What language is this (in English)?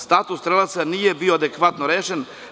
Serbian